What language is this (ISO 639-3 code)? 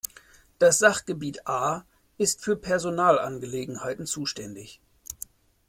deu